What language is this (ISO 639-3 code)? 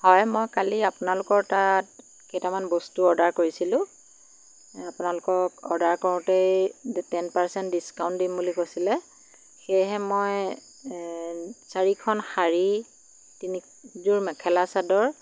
asm